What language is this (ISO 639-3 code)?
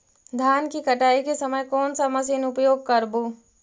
mag